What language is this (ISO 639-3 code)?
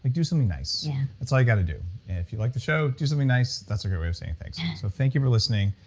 eng